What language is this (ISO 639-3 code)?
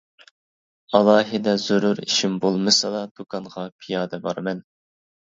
uig